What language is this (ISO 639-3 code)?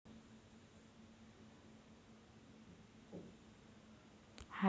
mar